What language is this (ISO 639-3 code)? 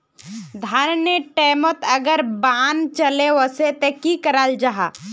mag